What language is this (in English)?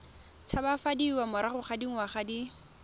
Tswana